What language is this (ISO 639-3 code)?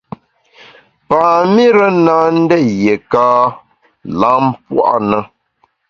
bax